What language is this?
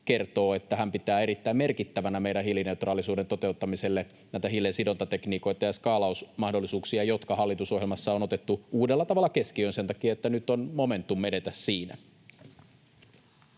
Finnish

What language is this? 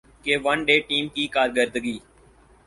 Urdu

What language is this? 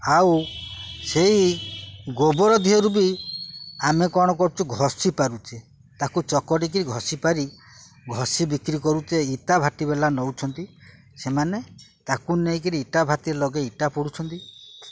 Odia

